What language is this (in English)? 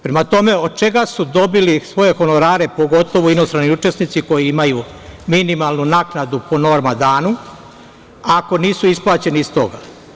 Serbian